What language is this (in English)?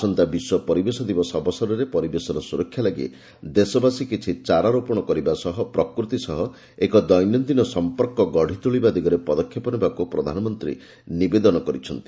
Odia